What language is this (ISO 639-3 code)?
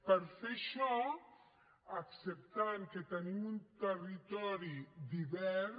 cat